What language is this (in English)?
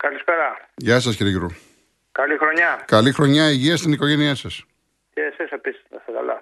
Greek